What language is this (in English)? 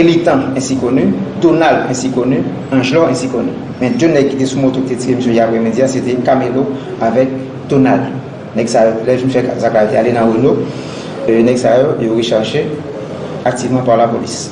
French